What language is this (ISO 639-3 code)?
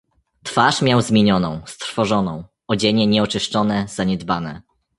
pol